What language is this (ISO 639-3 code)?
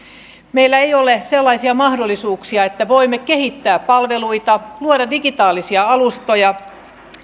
fin